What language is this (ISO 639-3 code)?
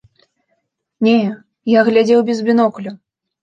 bel